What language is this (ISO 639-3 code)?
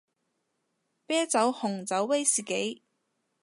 yue